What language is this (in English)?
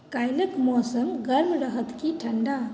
Maithili